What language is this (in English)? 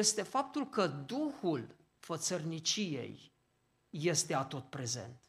Romanian